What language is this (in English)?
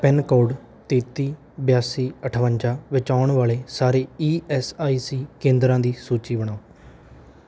Punjabi